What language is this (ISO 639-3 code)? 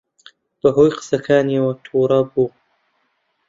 ckb